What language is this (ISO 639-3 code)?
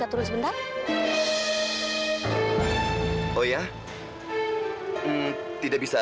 ind